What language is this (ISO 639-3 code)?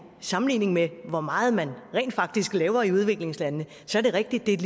dan